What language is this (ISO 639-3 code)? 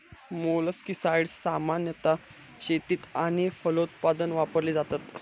mar